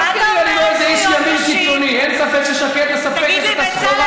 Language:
Hebrew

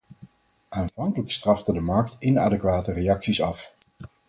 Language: Dutch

